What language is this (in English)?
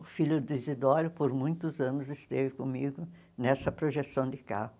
Portuguese